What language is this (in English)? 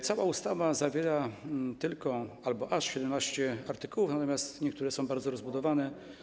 Polish